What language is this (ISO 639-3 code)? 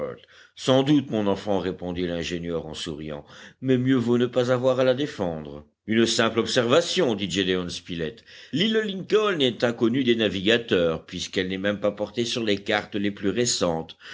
fra